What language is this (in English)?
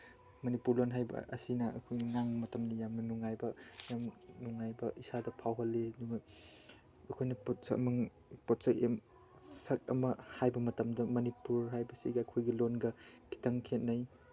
Manipuri